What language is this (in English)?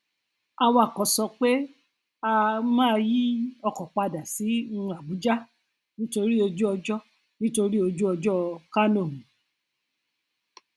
Yoruba